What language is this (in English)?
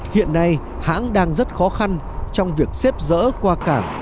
Vietnamese